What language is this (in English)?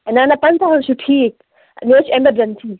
Kashmiri